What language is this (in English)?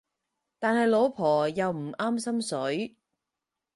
Cantonese